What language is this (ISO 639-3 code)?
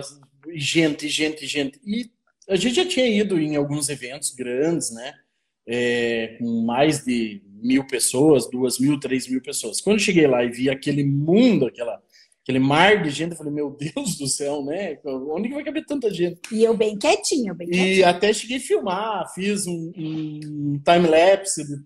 por